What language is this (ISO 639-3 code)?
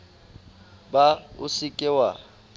sot